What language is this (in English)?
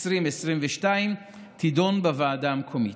Hebrew